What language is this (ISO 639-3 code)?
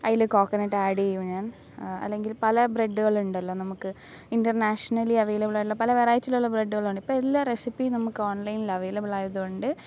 mal